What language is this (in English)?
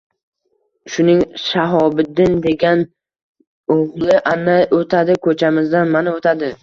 Uzbek